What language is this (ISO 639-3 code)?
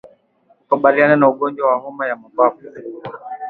swa